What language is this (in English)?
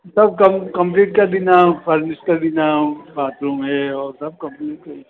Sindhi